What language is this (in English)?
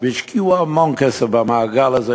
Hebrew